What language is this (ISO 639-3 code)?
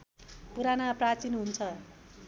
nep